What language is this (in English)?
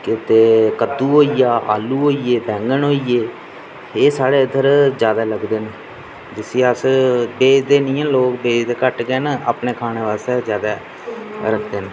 Dogri